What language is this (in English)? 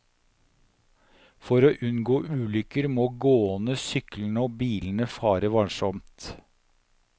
Norwegian